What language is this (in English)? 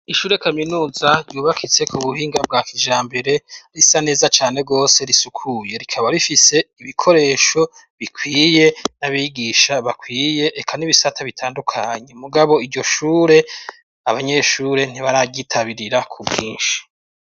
Rundi